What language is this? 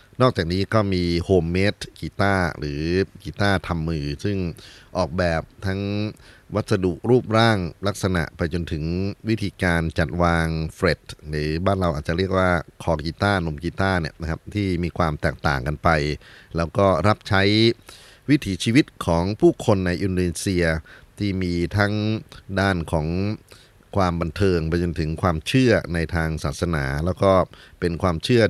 Thai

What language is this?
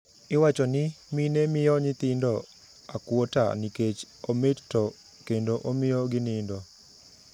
Luo (Kenya and Tanzania)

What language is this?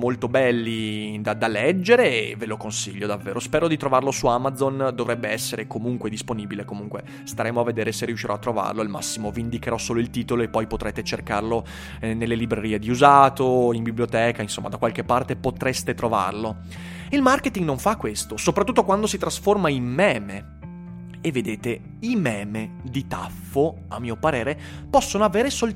Italian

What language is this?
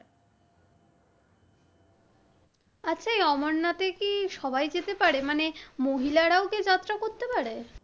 Bangla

